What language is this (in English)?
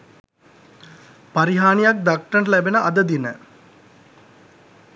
Sinhala